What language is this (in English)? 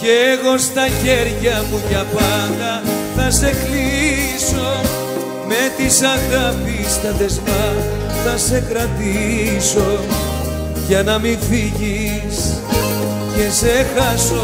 Greek